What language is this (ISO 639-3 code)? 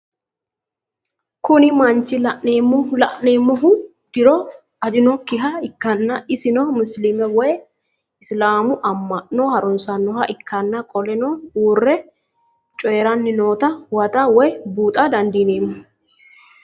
sid